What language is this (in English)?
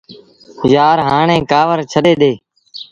Sindhi Bhil